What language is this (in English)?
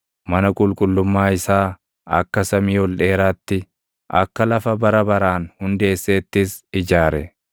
Oromo